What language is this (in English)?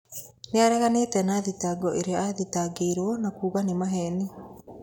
Kikuyu